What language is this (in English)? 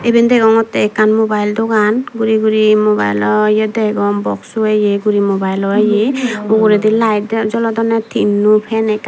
Chakma